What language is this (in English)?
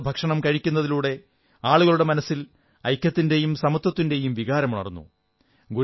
Malayalam